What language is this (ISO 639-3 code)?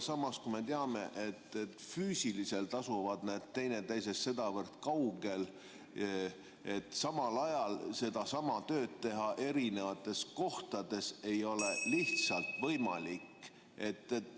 est